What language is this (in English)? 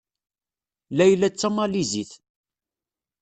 Kabyle